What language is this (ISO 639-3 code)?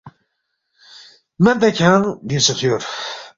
bft